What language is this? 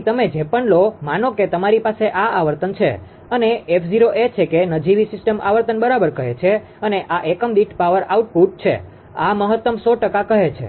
Gujarati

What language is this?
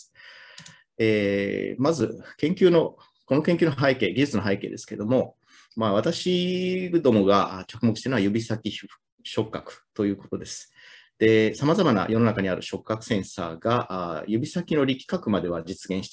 Japanese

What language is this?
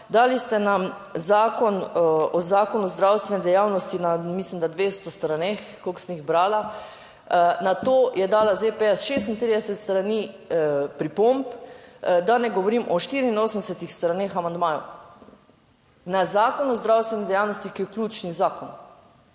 Slovenian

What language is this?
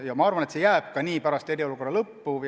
Estonian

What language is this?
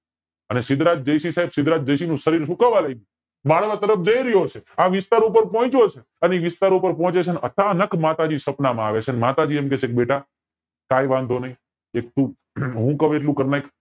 Gujarati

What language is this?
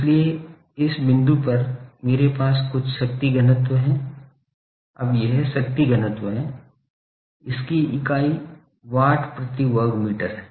Hindi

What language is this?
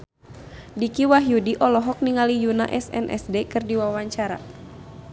Sundanese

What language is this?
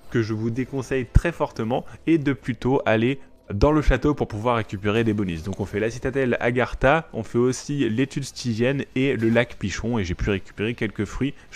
French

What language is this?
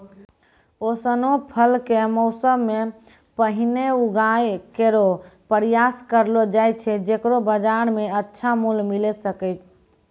Maithili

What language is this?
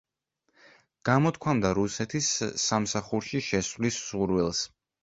Georgian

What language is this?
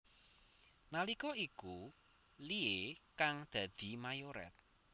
Javanese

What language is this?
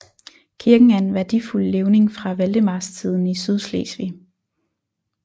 Danish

